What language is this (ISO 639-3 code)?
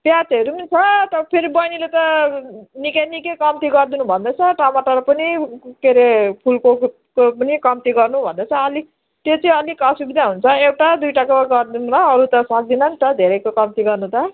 nep